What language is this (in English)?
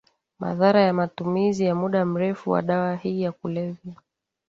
Swahili